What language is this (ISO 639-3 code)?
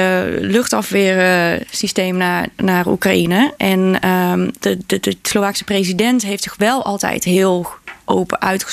nld